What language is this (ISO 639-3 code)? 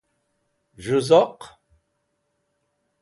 wbl